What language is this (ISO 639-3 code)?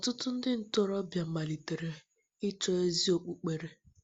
ibo